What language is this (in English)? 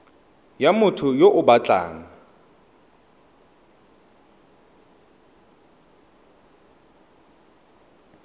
Tswana